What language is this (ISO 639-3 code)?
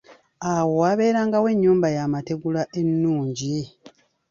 lug